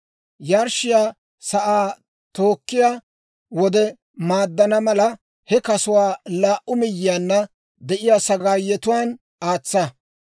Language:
Dawro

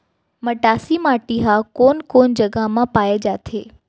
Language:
Chhattisgarhi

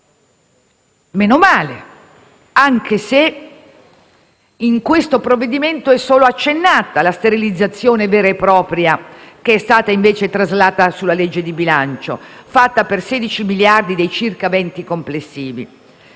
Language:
Italian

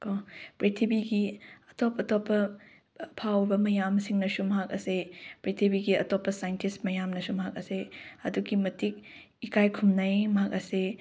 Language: Manipuri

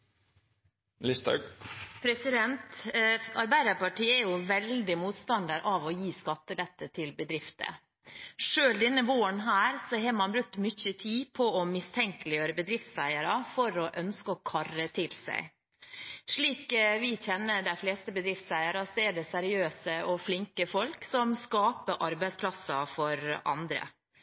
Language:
Norwegian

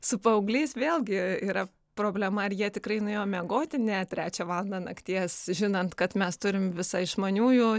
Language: Lithuanian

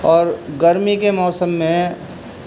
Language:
Urdu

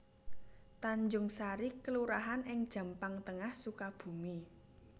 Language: Javanese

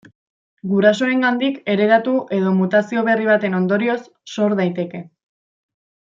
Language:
Basque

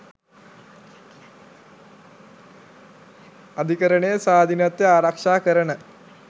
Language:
Sinhala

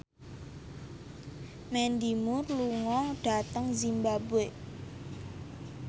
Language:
Javanese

